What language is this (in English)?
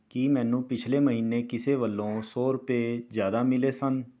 Punjabi